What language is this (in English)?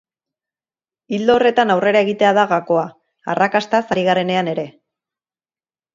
Basque